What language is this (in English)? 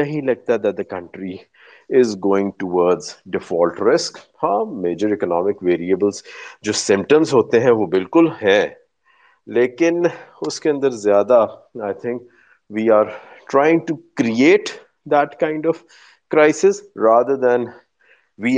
Urdu